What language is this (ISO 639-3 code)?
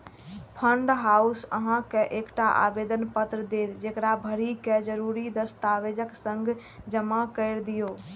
mai